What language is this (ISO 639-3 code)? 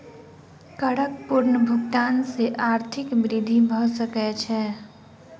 mai